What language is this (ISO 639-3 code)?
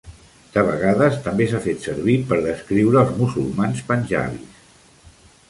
cat